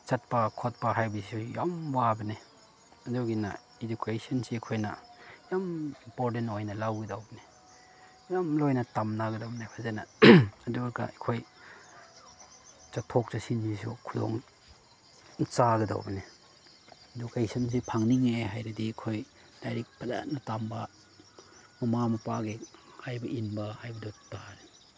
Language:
Manipuri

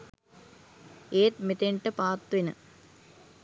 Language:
Sinhala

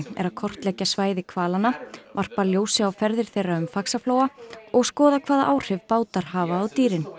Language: Icelandic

